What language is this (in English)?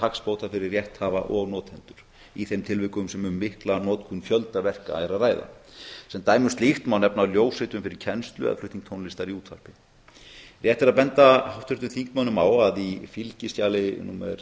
Icelandic